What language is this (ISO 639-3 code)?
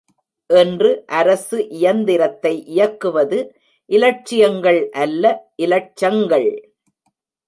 tam